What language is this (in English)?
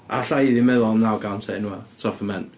Welsh